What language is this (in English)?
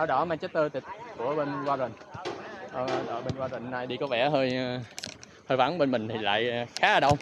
Vietnamese